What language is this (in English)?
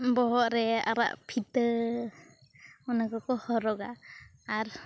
Santali